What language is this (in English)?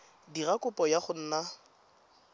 Tswana